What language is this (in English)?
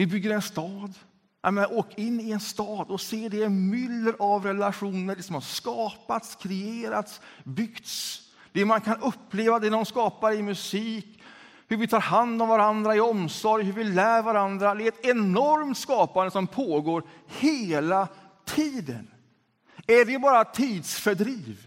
Swedish